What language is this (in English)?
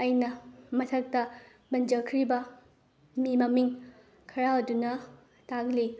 Manipuri